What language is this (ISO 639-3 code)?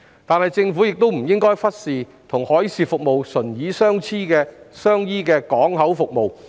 yue